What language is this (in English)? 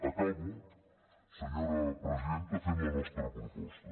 Catalan